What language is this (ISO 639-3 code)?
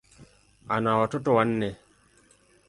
swa